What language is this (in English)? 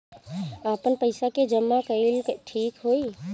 Bhojpuri